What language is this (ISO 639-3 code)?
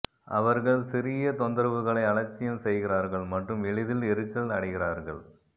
tam